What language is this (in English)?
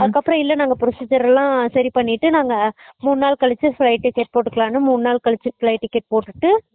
Tamil